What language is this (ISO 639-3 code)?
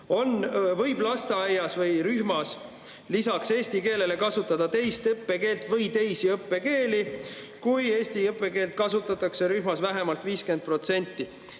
est